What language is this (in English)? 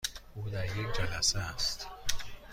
Persian